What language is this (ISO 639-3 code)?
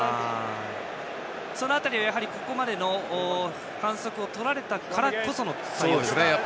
jpn